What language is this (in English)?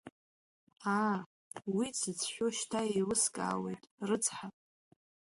Abkhazian